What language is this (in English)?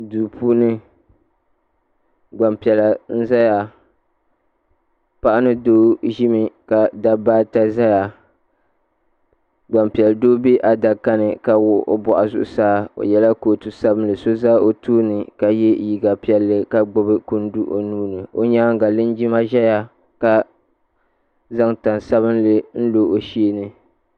Dagbani